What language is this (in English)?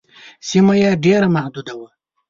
Pashto